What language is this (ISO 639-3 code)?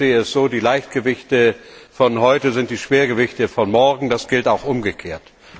deu